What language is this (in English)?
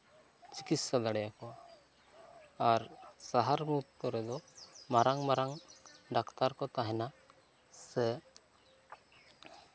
Santali